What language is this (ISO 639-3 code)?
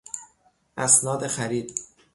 fas